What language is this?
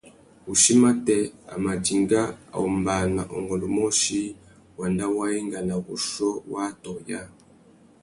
Tuki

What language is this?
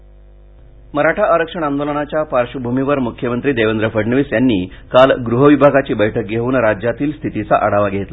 Marathi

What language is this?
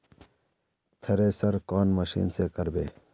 Magahi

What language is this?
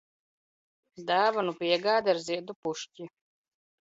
Latvian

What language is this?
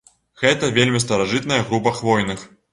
Belarusian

